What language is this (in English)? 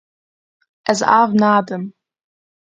Kurdish